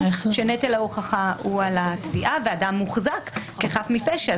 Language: Hebrew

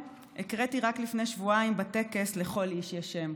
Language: Hebrew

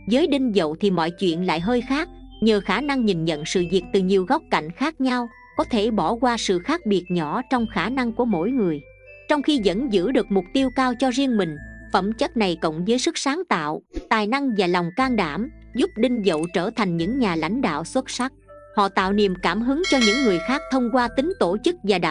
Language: Vietnamese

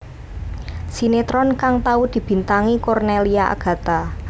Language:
Javanese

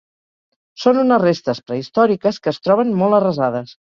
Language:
Catalan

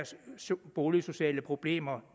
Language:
Danish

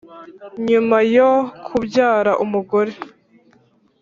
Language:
Kinyarwanda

